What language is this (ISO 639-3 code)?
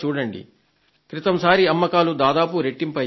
tel